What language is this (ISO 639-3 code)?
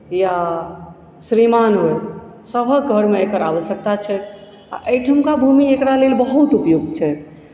mai